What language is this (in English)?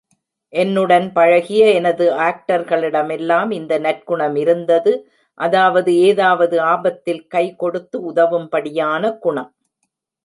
Tamil